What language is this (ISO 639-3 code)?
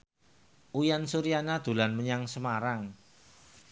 jav